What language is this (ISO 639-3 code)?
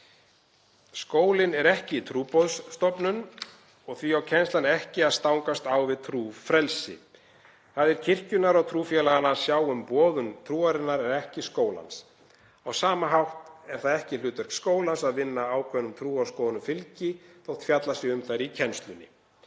isl